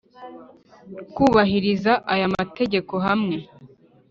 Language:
Kinyarwanda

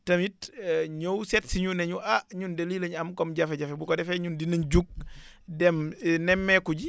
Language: Wolof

